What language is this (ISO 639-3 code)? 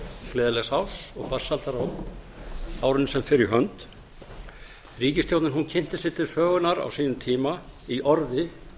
isl